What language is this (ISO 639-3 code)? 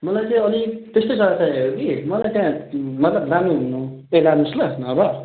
nep